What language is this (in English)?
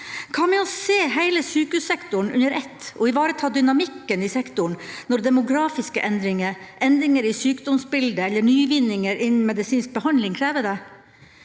Norwegian